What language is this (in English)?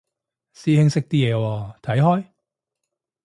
Cantonese